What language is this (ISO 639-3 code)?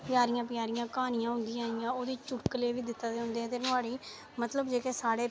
doi